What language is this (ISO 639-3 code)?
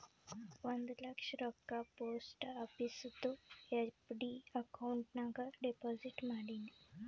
kan